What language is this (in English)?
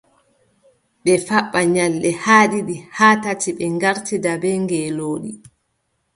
Adamawa Fulfulde